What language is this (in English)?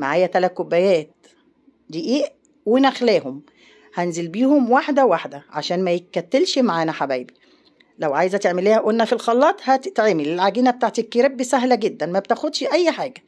Arabic